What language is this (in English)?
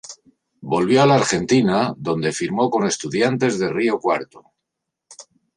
Spanish